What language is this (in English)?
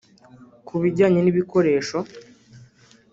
Kinyarwanda